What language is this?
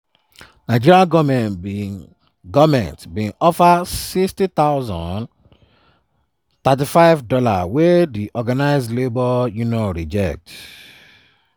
Nigerian Pidgin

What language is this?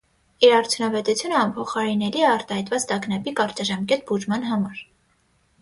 Armenian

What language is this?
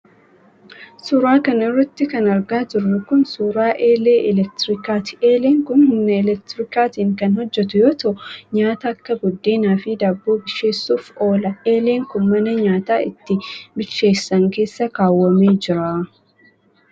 Oromo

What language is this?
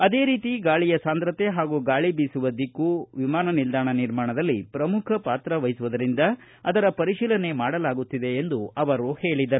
Kannada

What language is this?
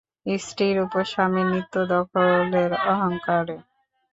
Bangla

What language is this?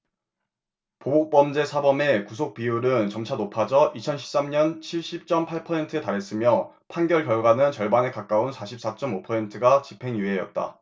Korean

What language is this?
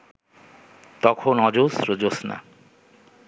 Bangla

